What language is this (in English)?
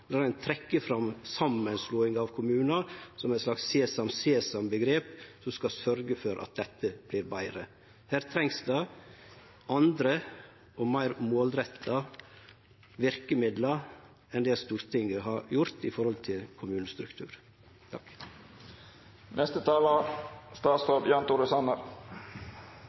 Norwegian